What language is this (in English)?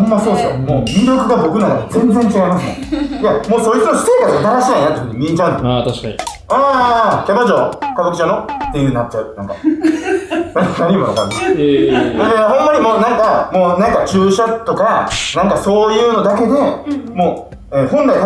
Japanese